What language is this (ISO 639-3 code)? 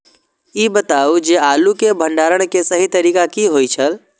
mai